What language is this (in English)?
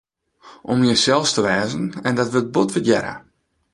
Western Frisian